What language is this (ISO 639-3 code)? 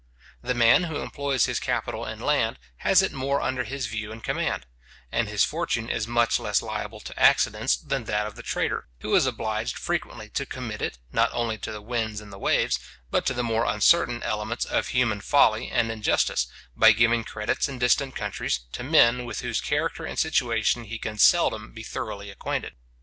eng